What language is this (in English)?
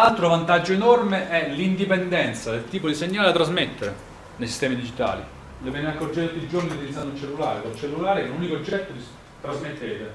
Italian